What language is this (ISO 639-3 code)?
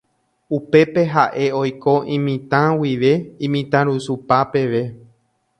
grn